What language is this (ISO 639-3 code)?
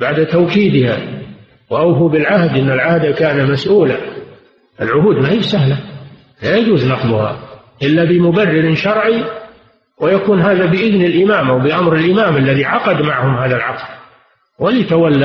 ara